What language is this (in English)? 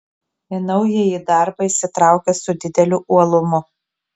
Lithuanian